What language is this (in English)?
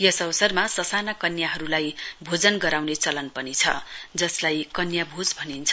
Nepali